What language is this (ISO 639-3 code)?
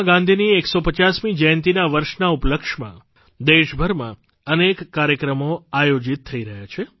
guj